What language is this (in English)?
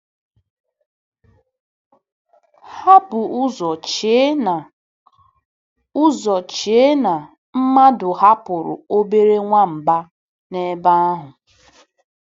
Igbo